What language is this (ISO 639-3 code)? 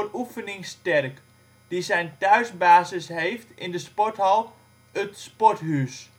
nld